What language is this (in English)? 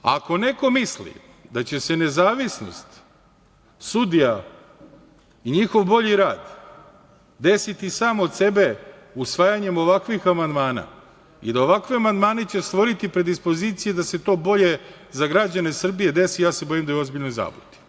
Serbian